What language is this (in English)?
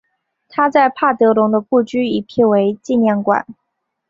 Chinese